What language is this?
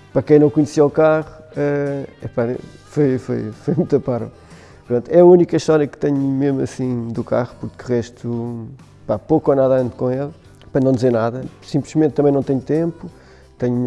Portuguese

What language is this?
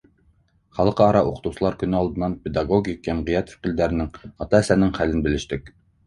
Bashkir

